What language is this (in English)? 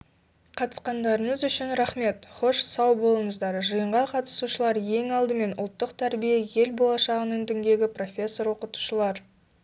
Kazakh